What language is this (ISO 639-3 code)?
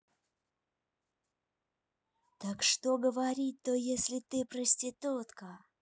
rus